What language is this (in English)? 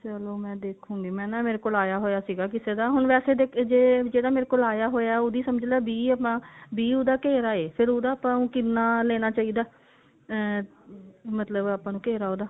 Punjabi